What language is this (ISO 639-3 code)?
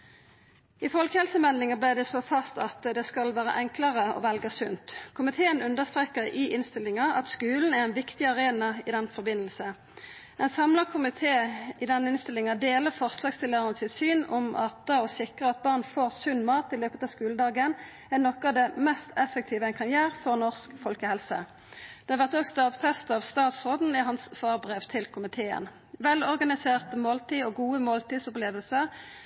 nno